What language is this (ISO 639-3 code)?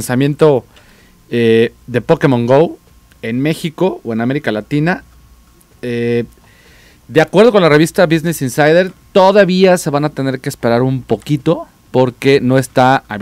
spa